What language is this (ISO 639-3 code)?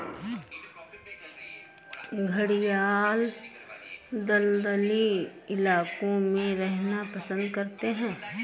hin